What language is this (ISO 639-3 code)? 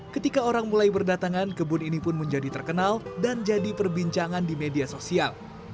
ind